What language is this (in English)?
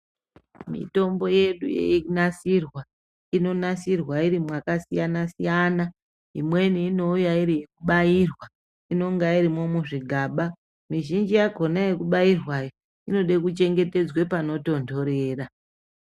Ndau